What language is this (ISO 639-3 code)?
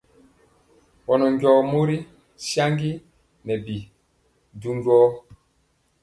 mcx